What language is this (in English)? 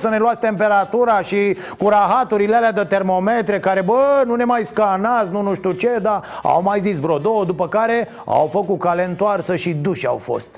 Romanian